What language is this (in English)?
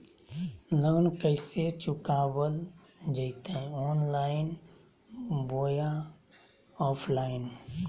Magahi